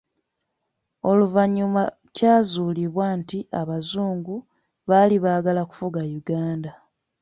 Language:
Ganda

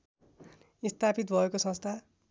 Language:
Nepali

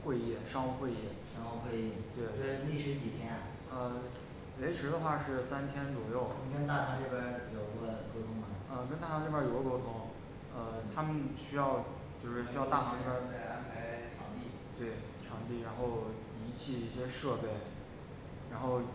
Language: Chinese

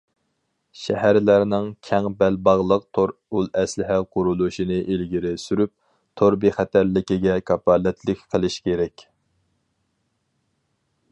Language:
Uyghur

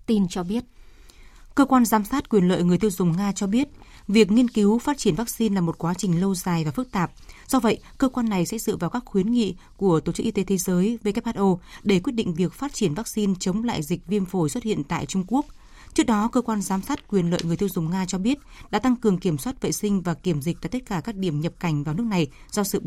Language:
Vietnamese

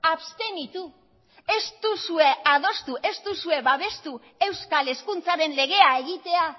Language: Basque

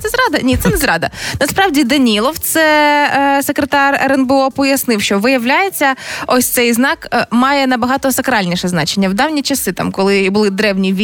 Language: Ukrainian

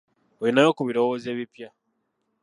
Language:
Ganda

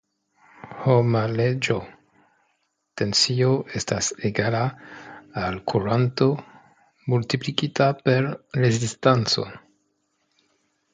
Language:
Esperanto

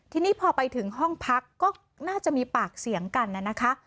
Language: Thai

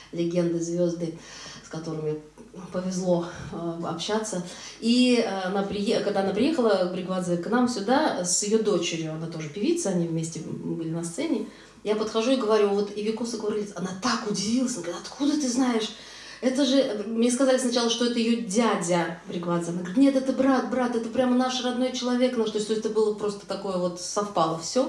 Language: Russian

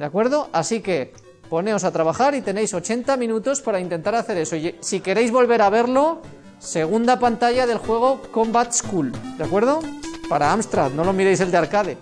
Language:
Spanish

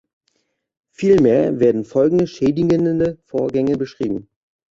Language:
German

